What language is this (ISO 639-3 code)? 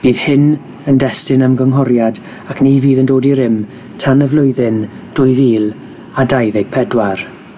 cym